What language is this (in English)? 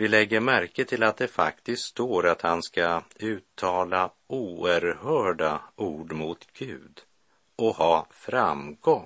Swedish